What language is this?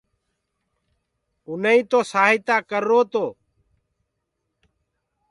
Gurgula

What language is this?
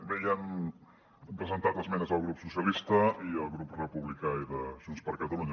Catalan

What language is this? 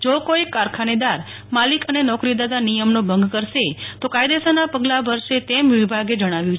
Gujarati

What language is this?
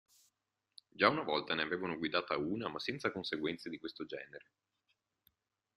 Italian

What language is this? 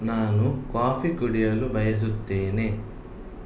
Kannada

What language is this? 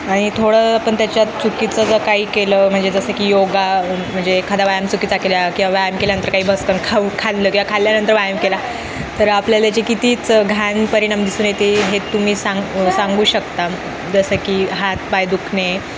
Marathi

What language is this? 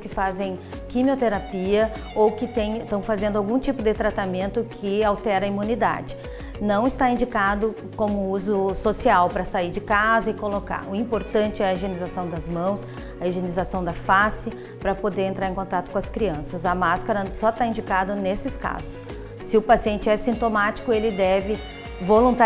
Portuguese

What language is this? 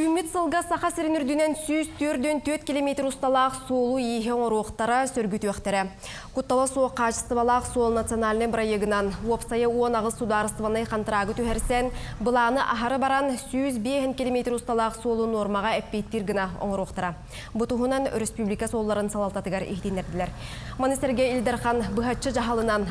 Turkish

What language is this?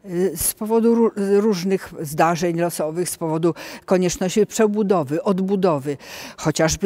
Polish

